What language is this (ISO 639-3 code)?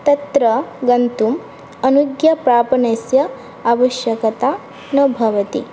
san